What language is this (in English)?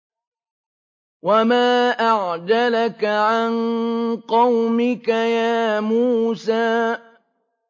Arabic